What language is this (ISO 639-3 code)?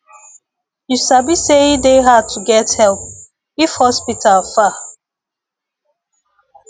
pcm